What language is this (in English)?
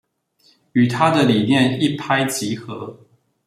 Chinese